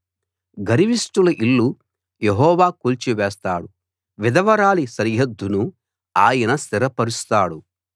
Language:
Telugu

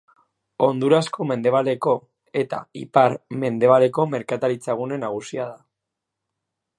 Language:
Basque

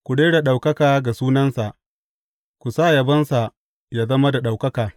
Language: Hausa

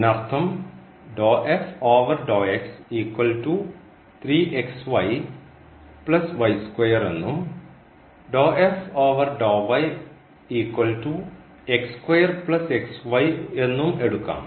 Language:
Malayalam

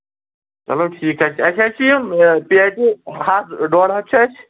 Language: Kashmiri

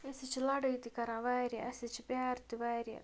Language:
Kashmiri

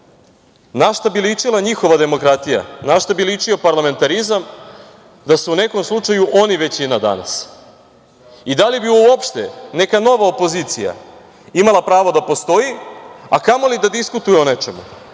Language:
Serbian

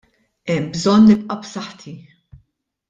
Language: Maltese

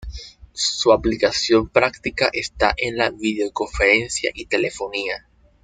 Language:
Spanish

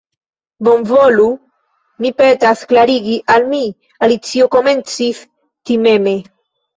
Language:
Esperanto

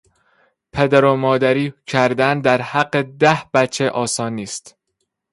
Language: Persian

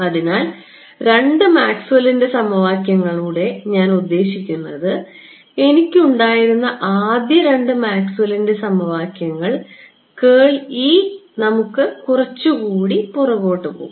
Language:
Malayalam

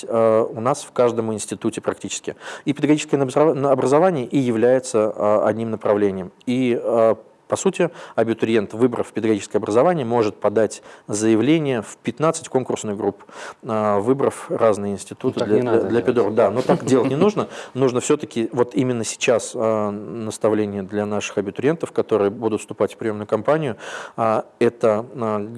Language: Russian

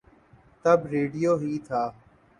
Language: Urdu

